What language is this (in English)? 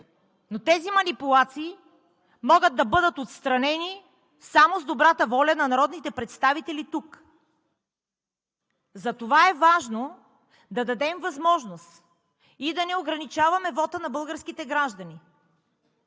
Bulgarian